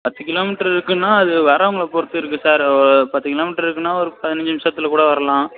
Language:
Tamil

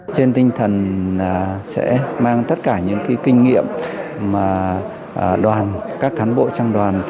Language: Vietnamese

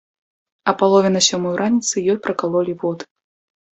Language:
Belarusian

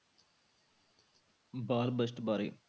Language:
Punjabi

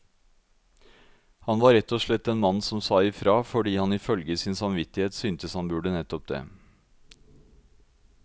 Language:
Norwegian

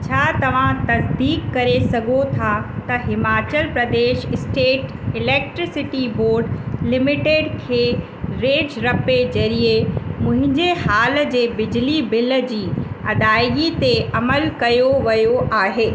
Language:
Sindhi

